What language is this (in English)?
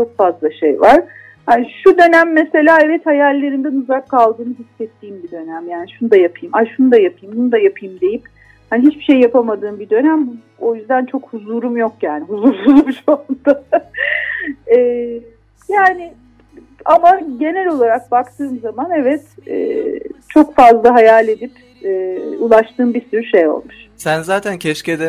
Turkish